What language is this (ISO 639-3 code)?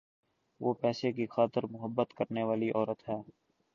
urd